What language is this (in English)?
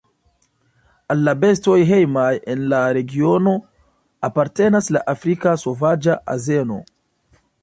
Esperanto